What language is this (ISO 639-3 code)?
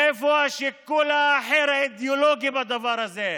heb